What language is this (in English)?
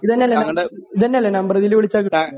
Malayalam